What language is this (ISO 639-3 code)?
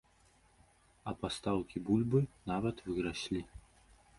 bel